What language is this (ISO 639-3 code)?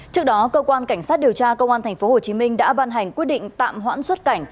vie